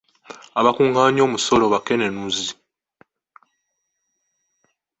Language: Ganda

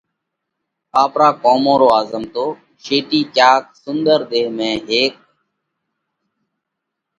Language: Parkari Koli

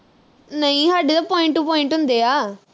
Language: Punjabi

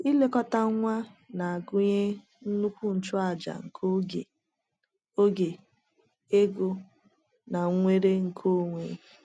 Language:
Igbo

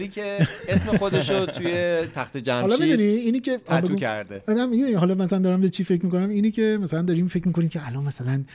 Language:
Persian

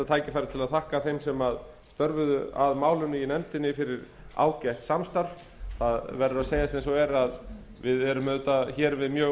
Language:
Icelandic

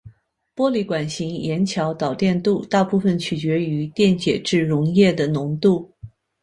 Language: Chinese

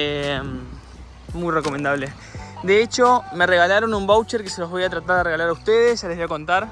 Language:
Spanish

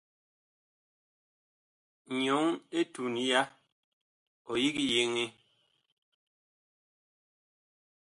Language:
Bakoko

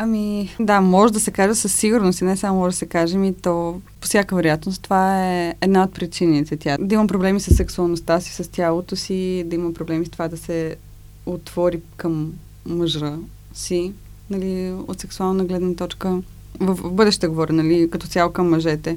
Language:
Bulgarian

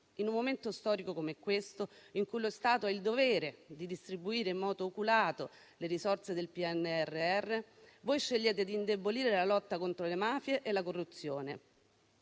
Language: Italian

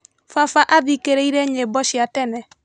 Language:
Kikuyu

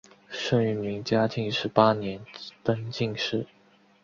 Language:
Chinese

